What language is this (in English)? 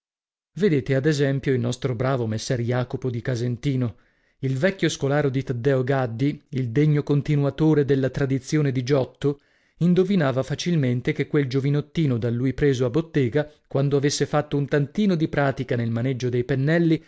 Italian